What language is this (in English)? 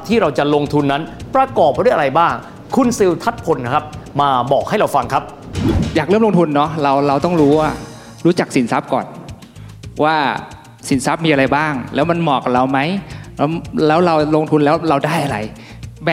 Thai